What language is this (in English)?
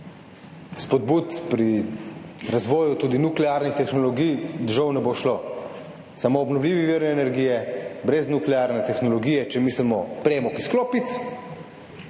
Slovenian